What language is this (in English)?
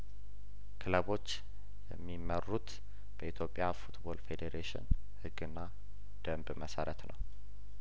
Amharic